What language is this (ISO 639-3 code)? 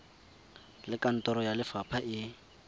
tsn